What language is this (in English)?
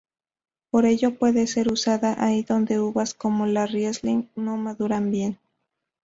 Spanish